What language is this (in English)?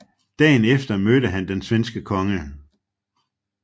Danish